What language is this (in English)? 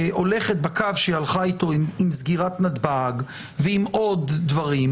Hebrew